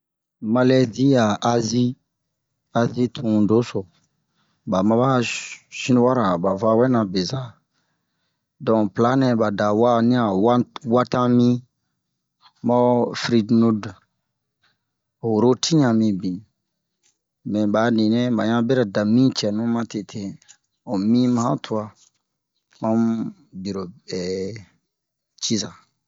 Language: Bomu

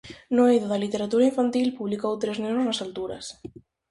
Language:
Galician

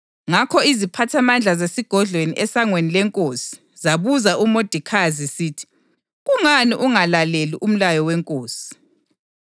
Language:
North Ndebele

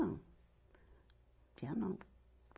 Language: Portuguese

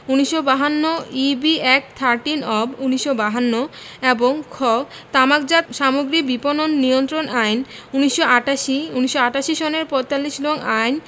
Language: Bangla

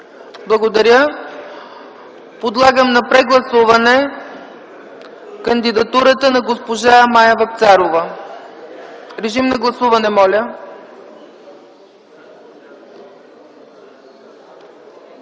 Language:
Bulgarian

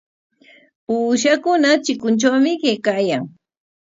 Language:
Corongo Ancash Quechua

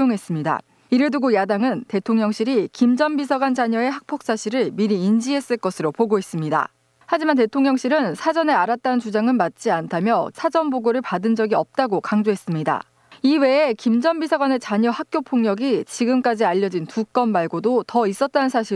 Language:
Korean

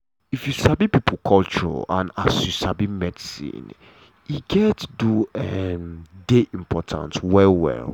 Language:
Nigerian Pidgin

